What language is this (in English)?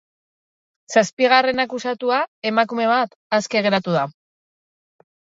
Basque